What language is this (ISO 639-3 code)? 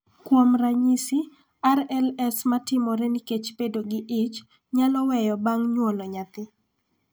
luo